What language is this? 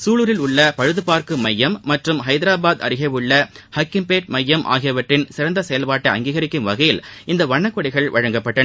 Tamil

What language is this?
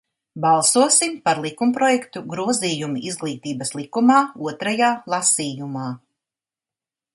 Latvian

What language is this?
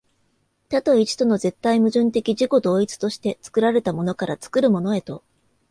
Japanese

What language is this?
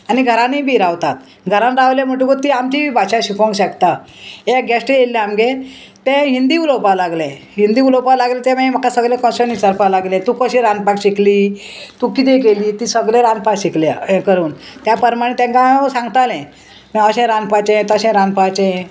Konkani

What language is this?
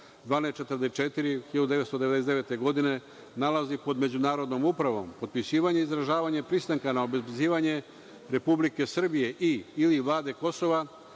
Serbian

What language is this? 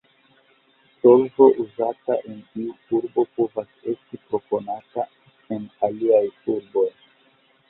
Esperanto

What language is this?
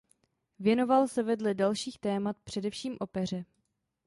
Czech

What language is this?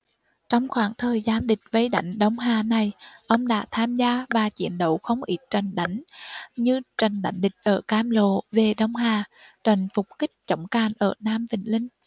Vietnamese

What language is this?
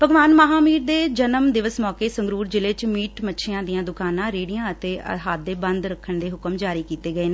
Punjabi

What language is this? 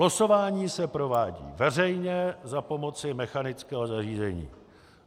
Czech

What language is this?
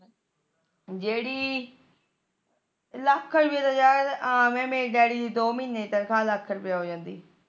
Punjabi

